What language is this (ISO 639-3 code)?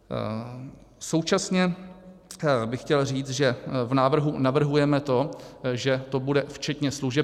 ces